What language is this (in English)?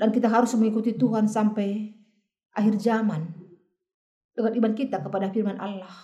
Indonesian